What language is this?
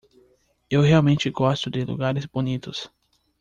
Portuguese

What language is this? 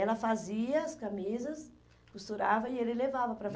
Portuguese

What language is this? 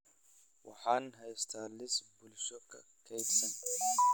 Somali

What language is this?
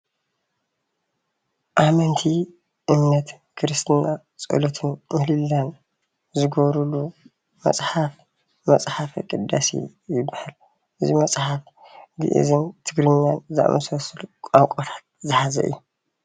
Tigrinya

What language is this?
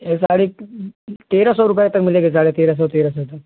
Hindi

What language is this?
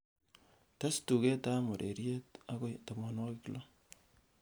Kalenjin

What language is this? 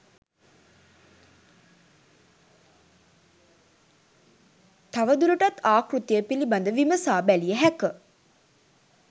Sinhala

